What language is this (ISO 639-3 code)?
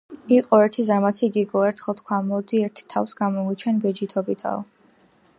kat